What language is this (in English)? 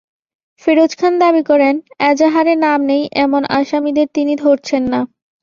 Bangla